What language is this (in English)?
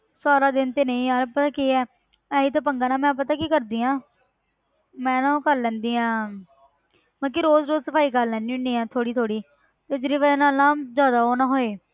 Punjabi